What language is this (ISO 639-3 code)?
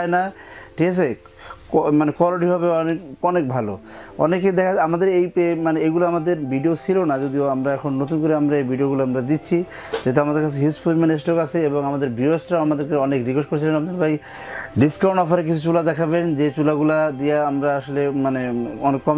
hin